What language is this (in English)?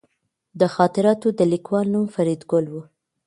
Pashto